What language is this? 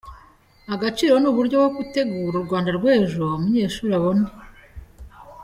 Kinyarwanda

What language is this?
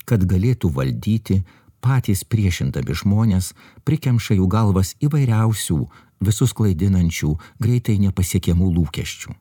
Lithuanian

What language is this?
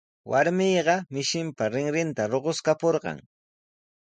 Sihuas Ancash Quechua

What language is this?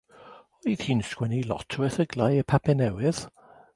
Welsh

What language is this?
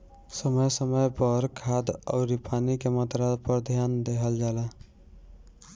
Bhojpuri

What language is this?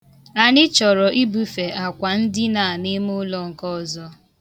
Igbo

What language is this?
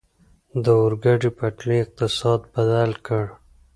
Pashto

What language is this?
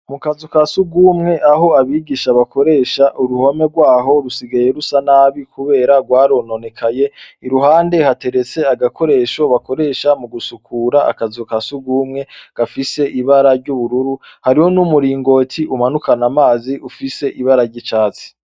Rundi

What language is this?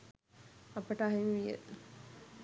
Sinhala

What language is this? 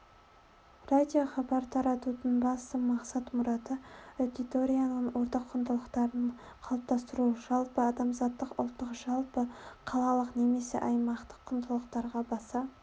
Kazakh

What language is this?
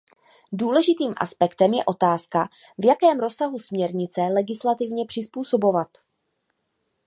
Czech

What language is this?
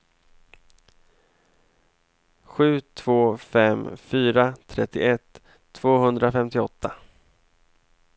Swedish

